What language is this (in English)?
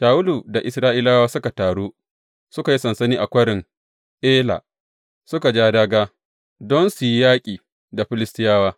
Hausa